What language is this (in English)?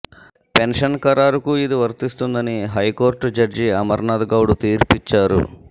Telugu